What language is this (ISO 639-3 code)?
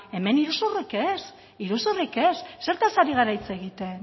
eus